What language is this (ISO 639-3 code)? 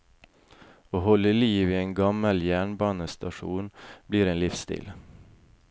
nor